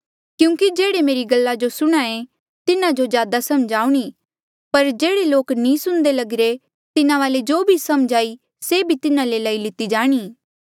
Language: Mandeali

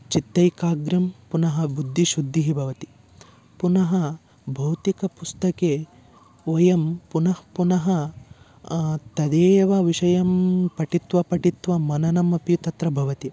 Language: Sanskrit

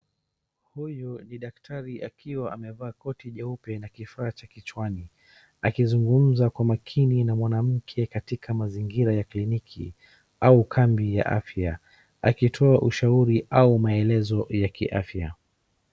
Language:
Swahili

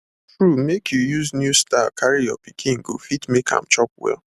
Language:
Nigerian Pidgin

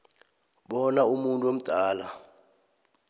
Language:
South Ndebele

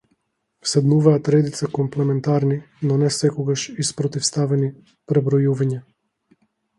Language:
Macedonian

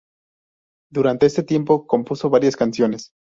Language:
Spanish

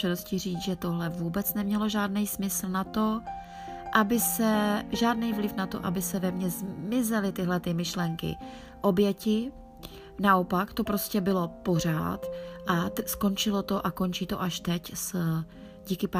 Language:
Czech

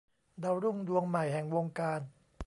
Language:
Thai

